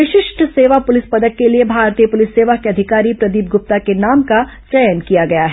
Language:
Hindi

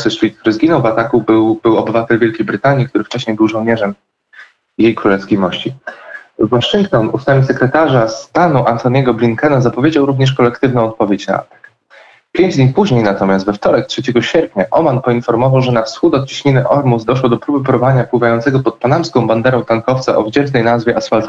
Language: Polish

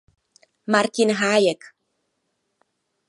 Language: Czech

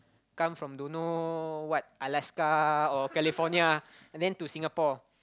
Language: English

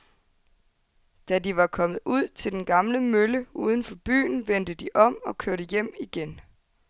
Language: Danish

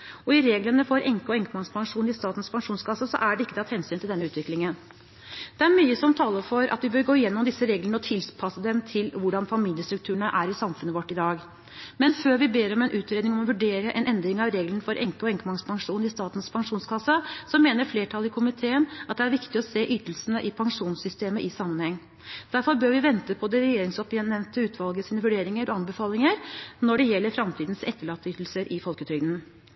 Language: Norwegian Bokmål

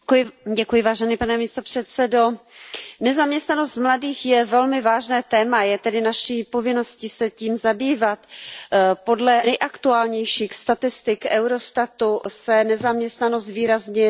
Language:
Czech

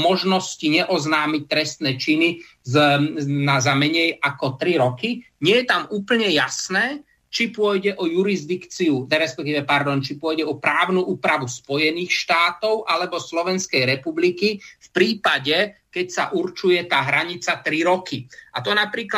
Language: Slovak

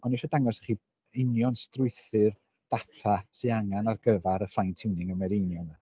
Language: Welsh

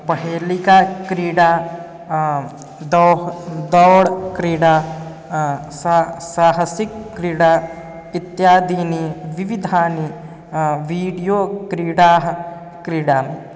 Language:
Sanskrit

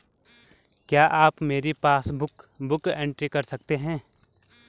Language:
Hindi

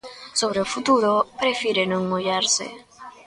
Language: Galician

